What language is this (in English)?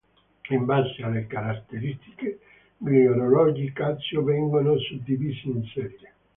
Italian